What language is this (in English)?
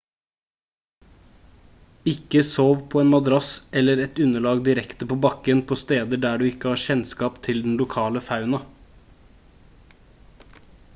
Norwegian Bokmål